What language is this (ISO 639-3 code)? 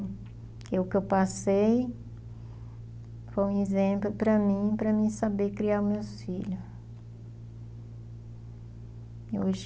por